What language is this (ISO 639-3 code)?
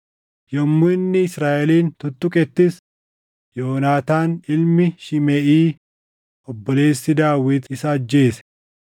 orm